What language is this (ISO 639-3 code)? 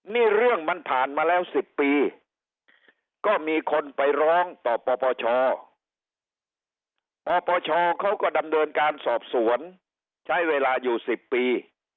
tha